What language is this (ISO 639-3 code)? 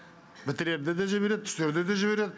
kaz